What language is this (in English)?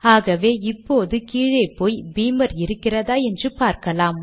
Tamil